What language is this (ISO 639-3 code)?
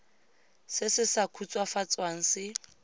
tsn